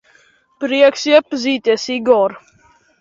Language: Latvian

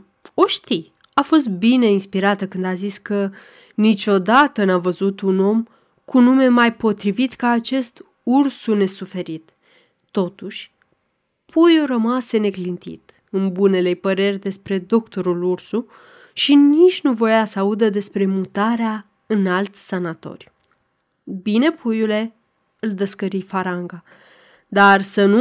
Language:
Romanian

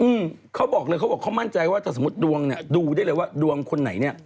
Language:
Thai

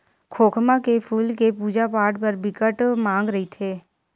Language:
Chhattisgarhi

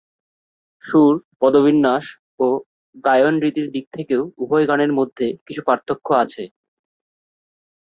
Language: Bangla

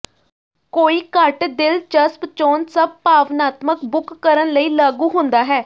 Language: Punjabi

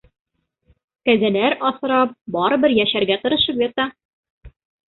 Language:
Bashkir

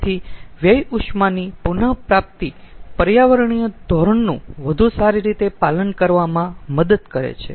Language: Gujarati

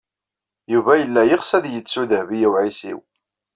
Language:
Kabyle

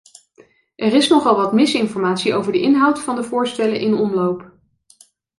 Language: Dutch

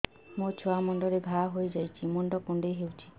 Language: Odia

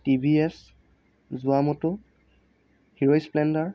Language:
Assamese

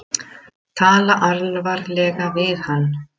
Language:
Icelandic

